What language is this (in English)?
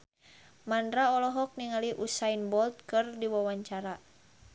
Sundanese